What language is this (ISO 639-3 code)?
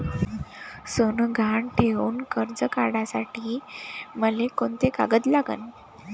mar